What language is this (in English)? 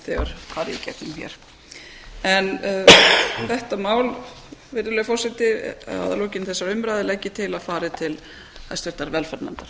Icelandic